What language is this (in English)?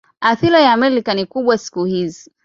Swahili